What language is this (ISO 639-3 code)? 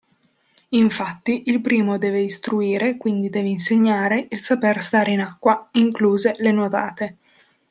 ita